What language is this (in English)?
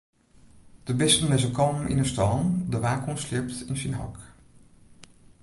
Western Frisian